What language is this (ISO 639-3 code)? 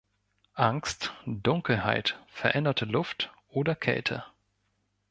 deu